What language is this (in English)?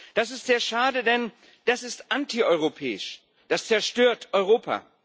German